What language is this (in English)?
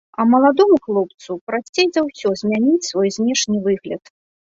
Belarusian